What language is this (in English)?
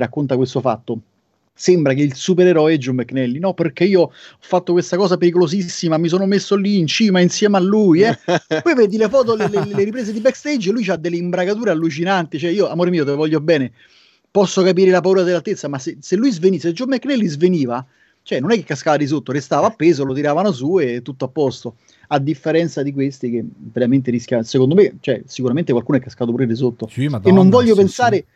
Italian